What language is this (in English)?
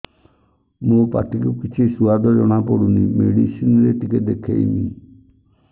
Odia